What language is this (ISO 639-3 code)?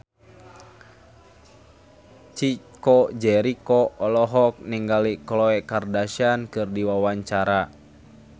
sun